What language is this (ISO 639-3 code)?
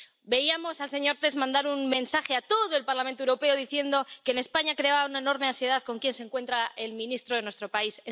spa